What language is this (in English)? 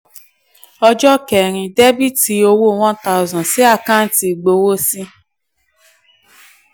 Yoruba